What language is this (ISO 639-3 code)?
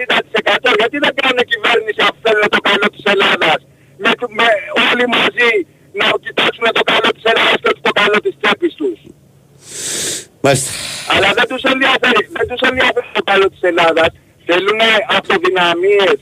ell